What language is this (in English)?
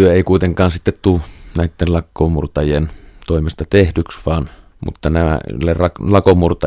Finnish